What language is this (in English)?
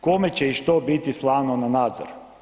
Croatian